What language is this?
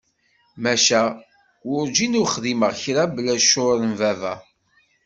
Kabyle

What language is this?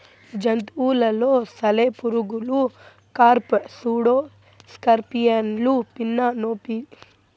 Telugu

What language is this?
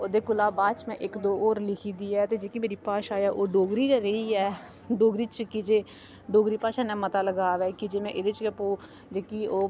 Dogri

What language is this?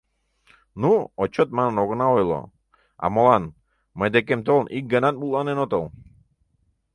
Mari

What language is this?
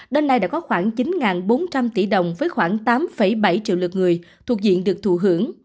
Vietnamese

